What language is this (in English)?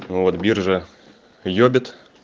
Russian